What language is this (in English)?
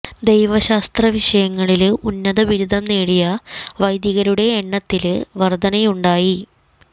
Malayalam